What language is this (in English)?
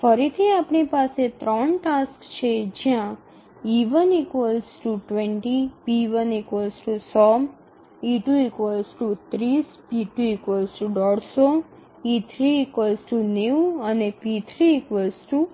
Gujarati